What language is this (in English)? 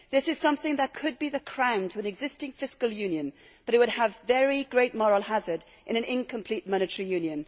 English